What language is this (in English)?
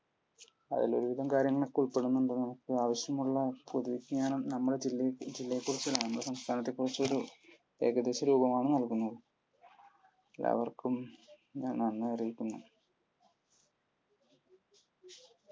Malayalam